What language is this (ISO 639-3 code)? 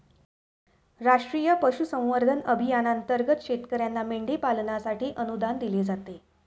mar